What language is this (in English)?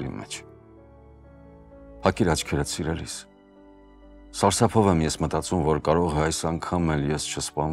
Romanian